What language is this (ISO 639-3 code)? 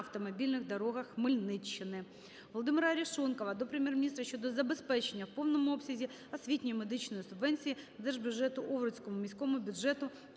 ukr